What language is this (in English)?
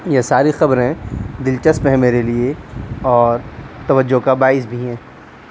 Urdu